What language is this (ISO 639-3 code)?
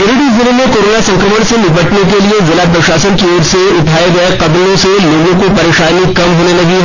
hin